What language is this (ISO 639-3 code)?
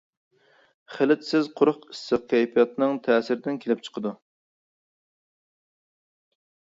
uig